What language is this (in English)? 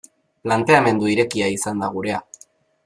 Basque